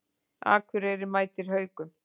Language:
Icelandic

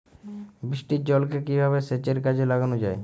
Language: Bangla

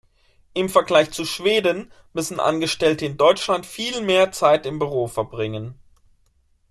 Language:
German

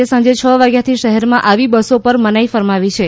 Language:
Gujarati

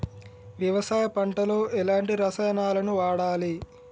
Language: Telugu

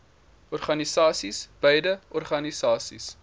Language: Afrikaans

